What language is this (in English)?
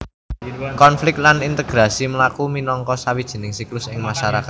Javanese